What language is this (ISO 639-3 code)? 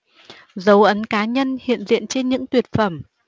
vie